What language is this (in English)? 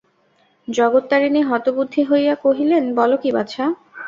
Bangla